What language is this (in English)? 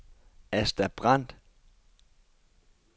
Danish